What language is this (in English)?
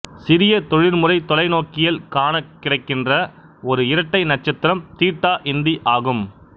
Tamil